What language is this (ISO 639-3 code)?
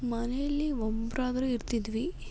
kan